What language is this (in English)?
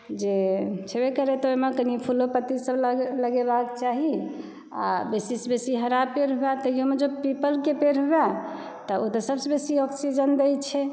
Maithili